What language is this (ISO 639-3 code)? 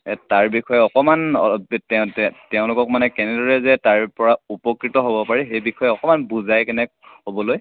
asm